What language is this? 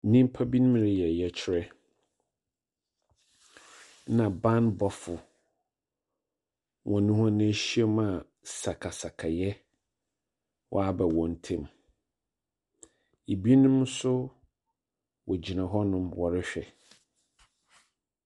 Akan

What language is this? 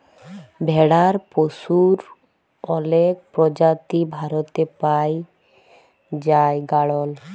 Bangla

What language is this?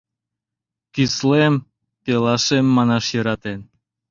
Mari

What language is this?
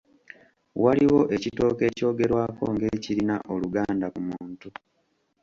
Ganda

